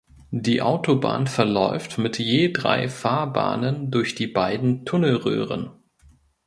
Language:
German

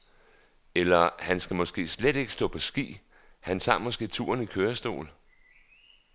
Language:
Danish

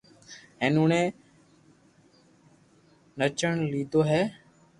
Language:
Loarki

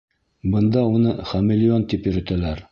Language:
Bashkir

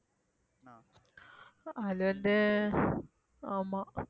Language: Tamil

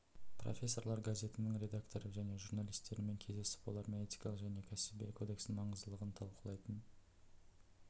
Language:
Kazakh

